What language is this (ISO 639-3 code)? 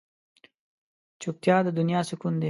pus